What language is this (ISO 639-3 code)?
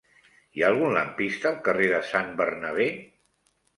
cat